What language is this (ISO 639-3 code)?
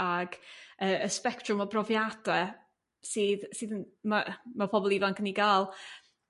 cym